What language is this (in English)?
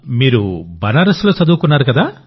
Telugu